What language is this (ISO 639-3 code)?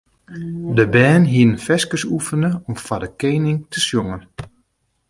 fry